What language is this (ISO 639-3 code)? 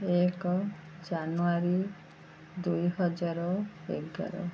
ori